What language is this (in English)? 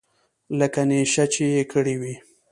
Pashto